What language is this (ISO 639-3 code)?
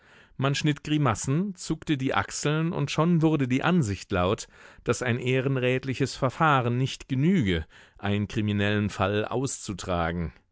deu